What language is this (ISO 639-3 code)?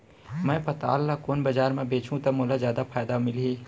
hne